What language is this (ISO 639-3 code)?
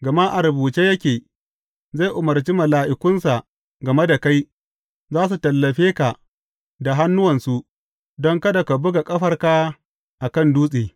hau